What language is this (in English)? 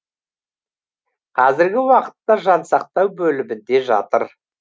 Kazakh